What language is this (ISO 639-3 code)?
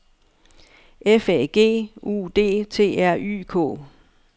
dan